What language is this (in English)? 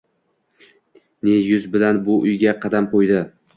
Uzbek